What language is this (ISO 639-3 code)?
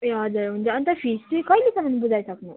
nep